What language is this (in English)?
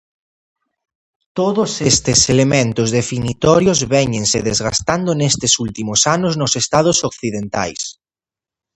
Galician